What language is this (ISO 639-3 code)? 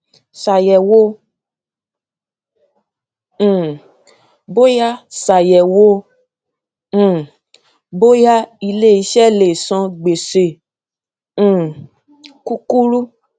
yor